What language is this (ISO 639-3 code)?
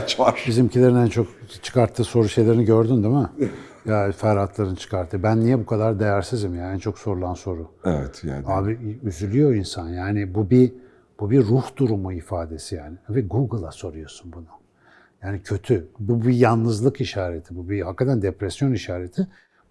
tur